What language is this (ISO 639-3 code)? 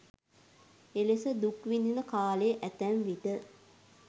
sin